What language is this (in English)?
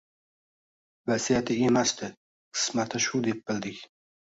Uzbek